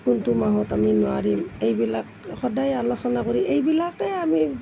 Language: Assamese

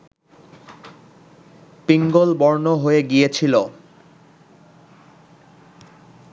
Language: Bangla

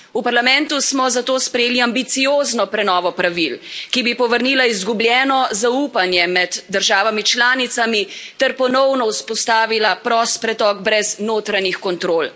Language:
Slovenian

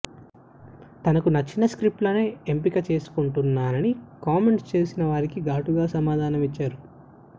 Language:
Telugu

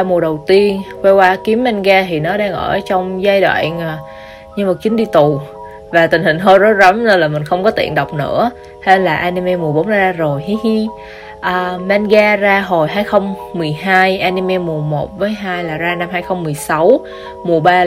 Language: Vietnamese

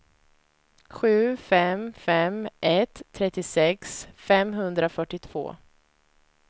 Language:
Swedish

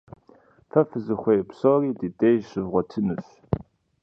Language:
Kabardian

